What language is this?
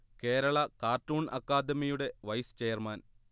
Malayalam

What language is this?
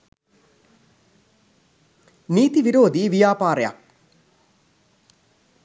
Sinhala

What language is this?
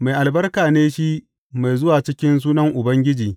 Hausa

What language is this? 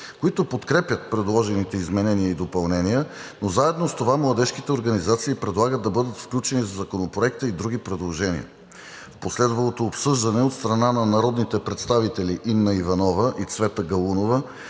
Bulgarian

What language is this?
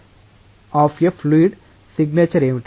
Telugu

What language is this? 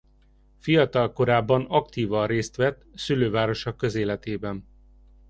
Hungarian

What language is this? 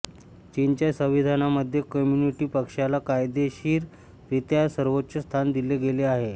Marathi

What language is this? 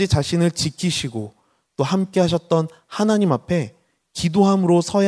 Korean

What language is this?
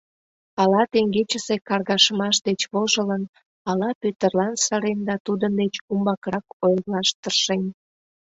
Mari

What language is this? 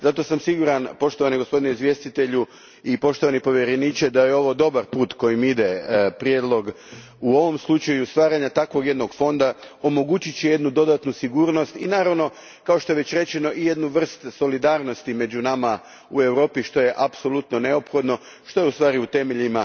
Croatian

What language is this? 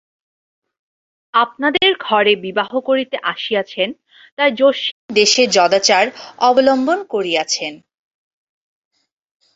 Bangla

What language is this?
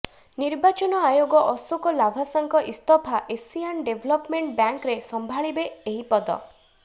Odia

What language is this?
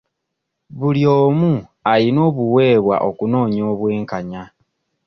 Ganda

